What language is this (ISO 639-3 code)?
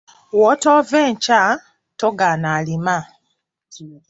lug